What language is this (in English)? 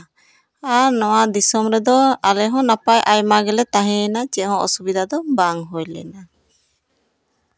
Santali